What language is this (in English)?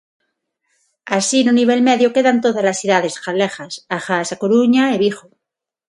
Galician